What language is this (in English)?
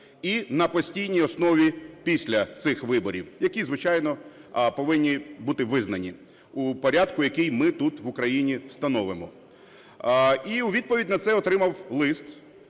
Ukrainian